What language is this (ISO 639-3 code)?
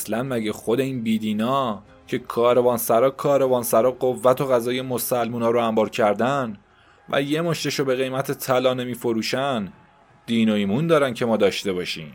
fas